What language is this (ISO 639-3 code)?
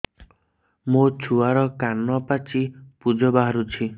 ori